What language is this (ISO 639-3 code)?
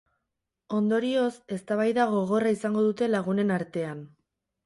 eus